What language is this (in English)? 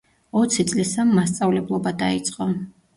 Georgian